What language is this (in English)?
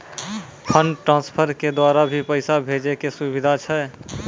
Maithili